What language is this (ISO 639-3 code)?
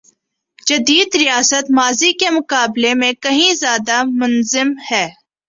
urd